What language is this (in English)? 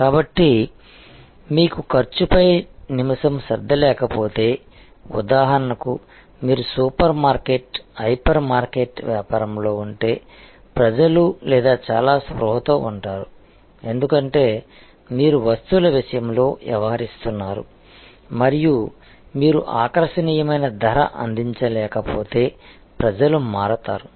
Telugu